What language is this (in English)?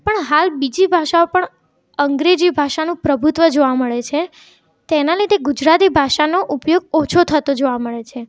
Gujarati